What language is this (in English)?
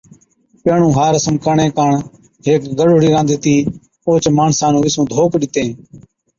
Od